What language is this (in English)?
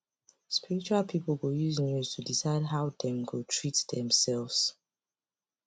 Nigerian Pidgin